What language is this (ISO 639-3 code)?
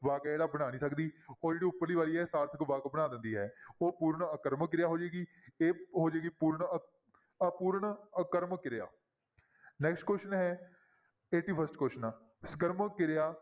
pan